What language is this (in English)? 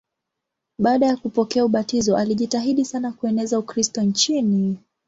Swahili